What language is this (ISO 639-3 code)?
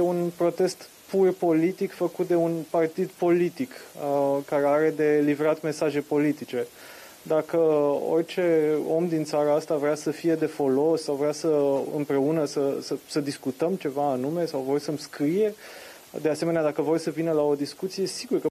ron